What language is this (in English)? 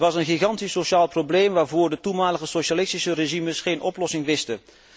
Dutch